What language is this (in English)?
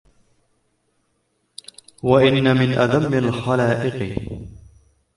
Arabic